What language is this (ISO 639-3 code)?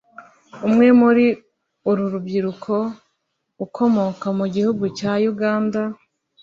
kin